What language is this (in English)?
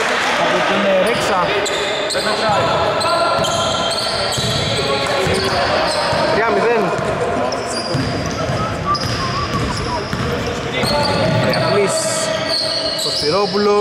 Greek